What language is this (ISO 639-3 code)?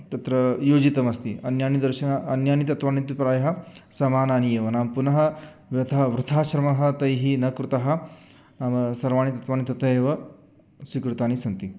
san